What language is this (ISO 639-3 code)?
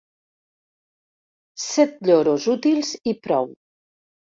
cat